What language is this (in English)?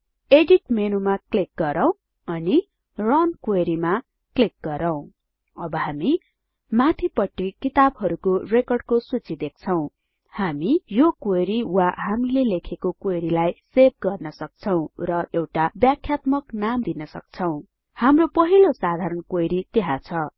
Nepali